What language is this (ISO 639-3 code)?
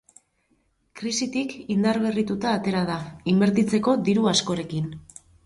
eus